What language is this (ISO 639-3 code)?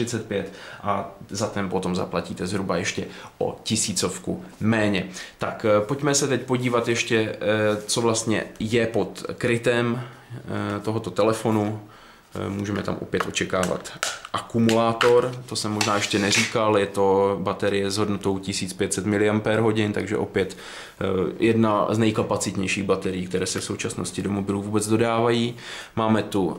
ces